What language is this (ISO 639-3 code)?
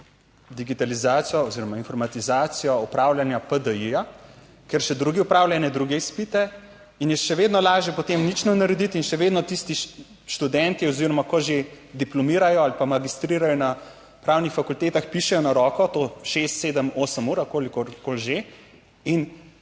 slv